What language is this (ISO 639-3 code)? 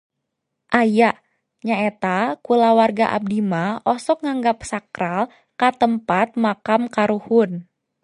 sun